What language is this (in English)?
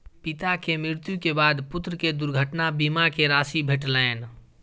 Maithili